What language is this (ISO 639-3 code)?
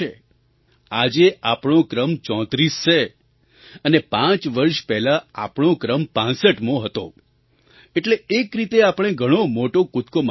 guj